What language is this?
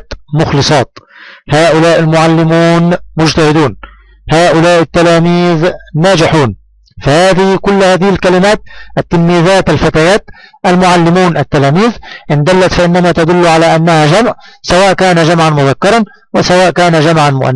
Arabic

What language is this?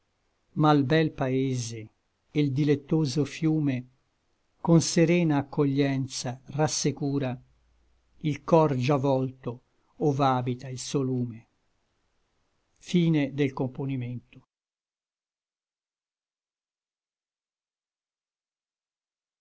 Italian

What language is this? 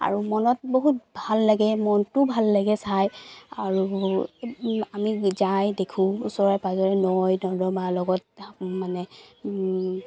Assamese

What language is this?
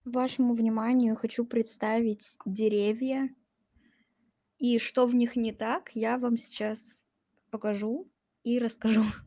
Russian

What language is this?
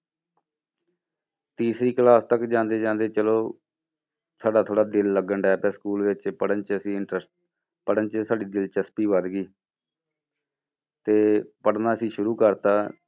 Punjabi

